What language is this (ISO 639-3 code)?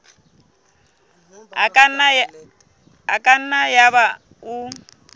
sot